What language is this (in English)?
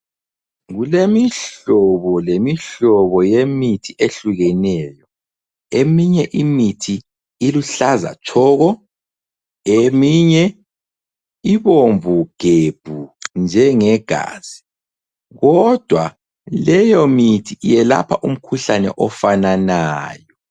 North Ndebele